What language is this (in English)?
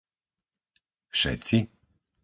Slovak